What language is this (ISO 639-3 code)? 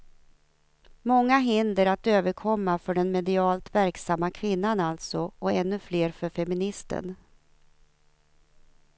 swe